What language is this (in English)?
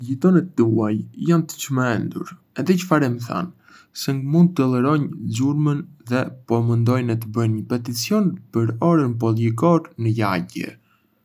Arbëreshë Albanian